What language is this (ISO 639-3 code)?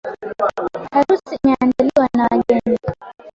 swa